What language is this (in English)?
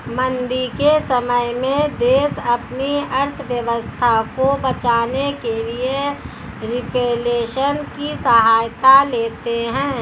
Hindi